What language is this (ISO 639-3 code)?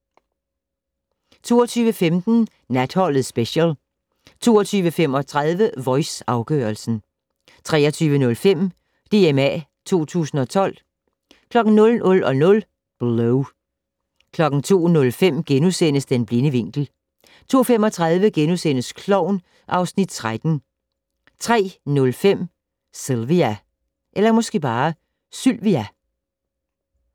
dan